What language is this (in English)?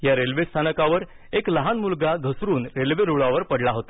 Marathi